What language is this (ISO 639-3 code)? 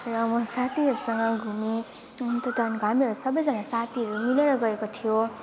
nep